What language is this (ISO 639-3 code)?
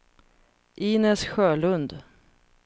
swe